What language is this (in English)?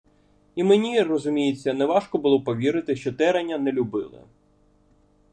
Ukrainian